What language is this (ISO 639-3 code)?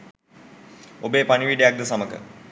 sin